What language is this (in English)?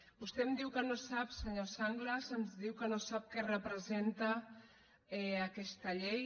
Catalan